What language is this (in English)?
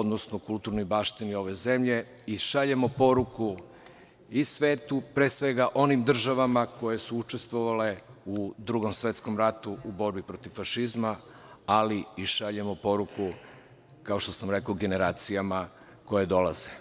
Serbian